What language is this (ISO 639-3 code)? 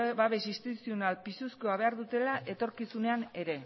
eus